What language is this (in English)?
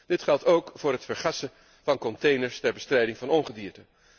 Dutch